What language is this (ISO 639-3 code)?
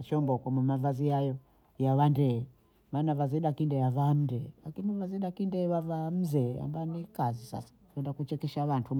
bou